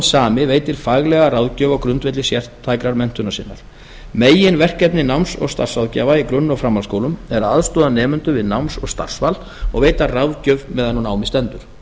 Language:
Icelandic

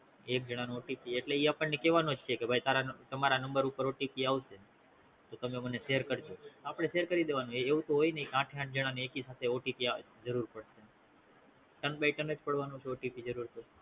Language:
Gujarati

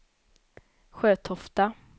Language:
Swedish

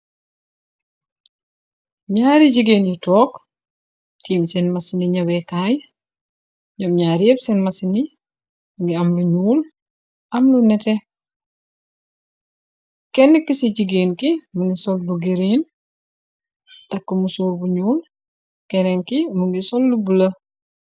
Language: Wolof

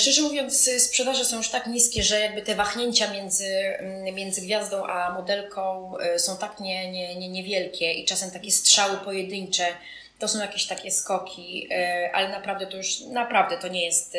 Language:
Polish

